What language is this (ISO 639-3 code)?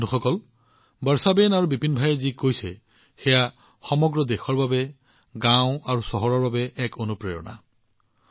asm